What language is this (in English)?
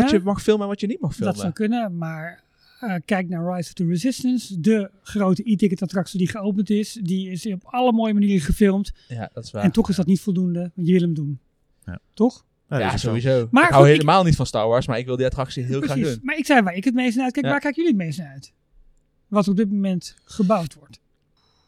Dutch